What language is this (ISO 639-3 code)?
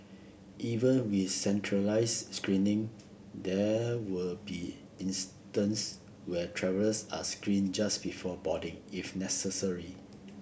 eng